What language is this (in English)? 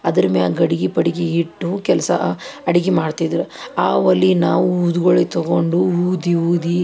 Kannada